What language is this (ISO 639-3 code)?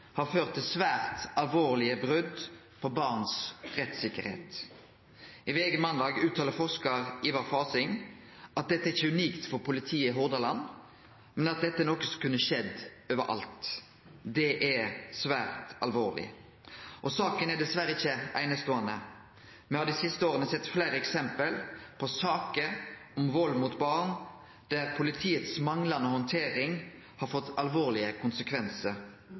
nno